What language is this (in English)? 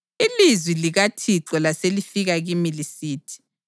North Ndebele